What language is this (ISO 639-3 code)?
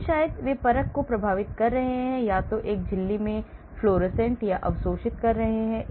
hin